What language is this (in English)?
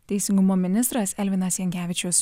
Lithuanian